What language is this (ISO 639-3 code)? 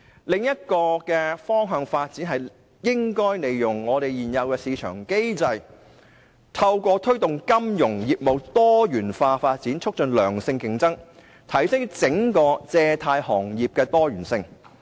yue